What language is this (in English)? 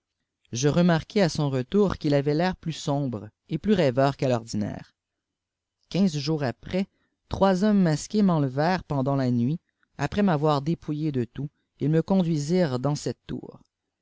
French